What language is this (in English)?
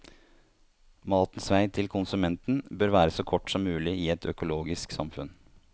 Norwegian